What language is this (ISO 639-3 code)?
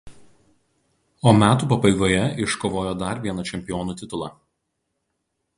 lit